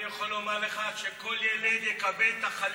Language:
Hebrew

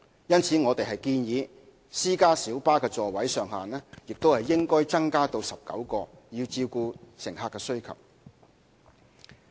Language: Cantonese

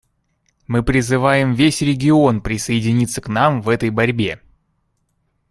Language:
Russian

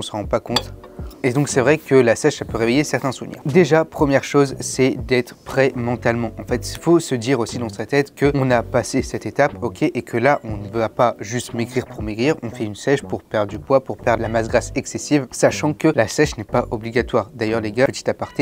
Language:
French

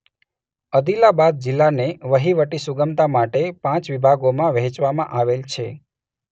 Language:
Gujarati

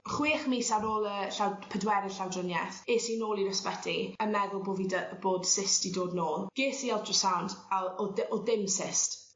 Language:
Welsh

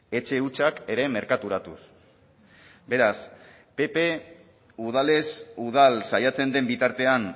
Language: Basque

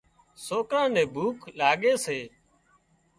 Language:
Wadiyara Koli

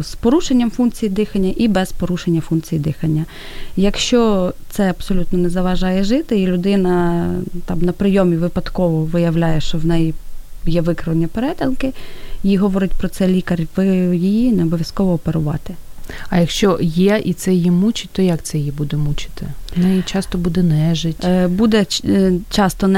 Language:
Ukrainian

